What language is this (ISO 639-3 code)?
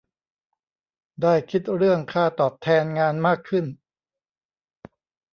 tha